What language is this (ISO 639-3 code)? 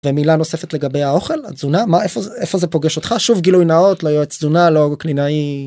heb